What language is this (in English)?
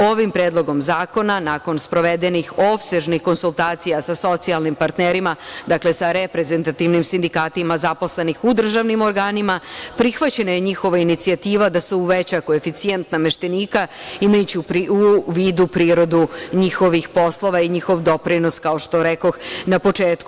Serbian